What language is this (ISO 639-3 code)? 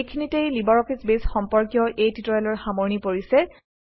asm